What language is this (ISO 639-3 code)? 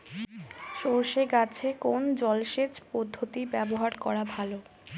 ben